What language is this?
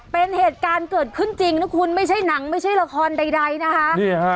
Thai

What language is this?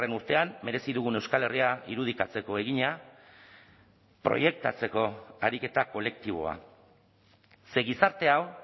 Basque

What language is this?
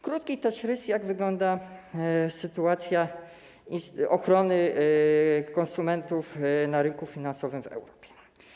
Polish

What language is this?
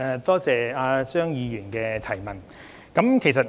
Cantonese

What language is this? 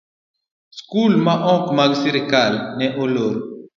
Luo (Kenya and Tanzania)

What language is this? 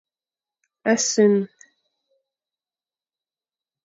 Fang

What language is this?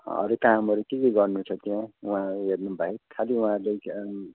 Nepali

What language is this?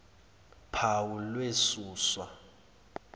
Zulu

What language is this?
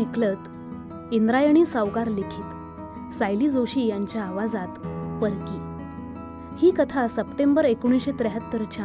Marathi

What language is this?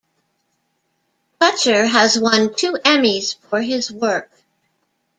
English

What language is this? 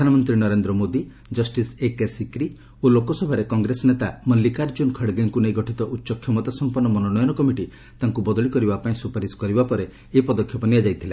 Odia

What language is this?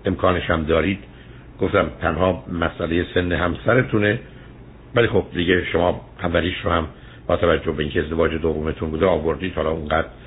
Persian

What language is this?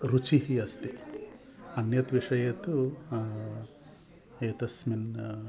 Sanskrit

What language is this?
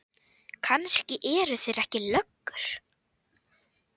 Icelandic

